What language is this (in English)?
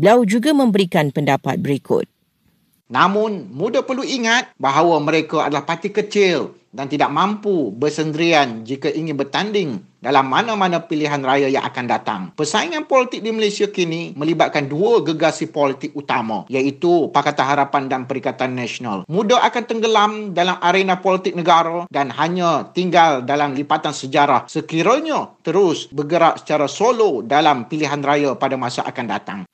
Malay